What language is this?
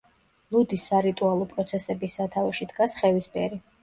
Georgian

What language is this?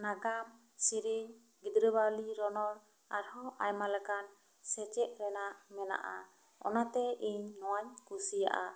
Santali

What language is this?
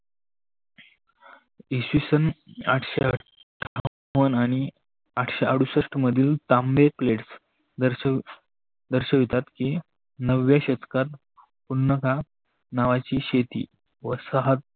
Marathi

